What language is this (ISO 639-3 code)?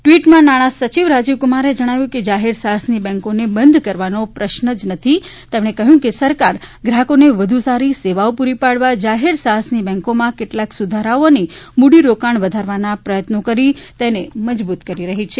guj